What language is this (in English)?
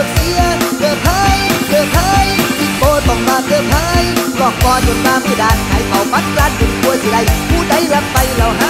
Thai